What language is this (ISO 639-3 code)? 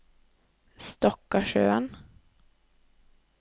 nor